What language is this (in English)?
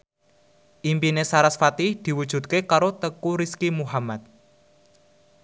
Javanese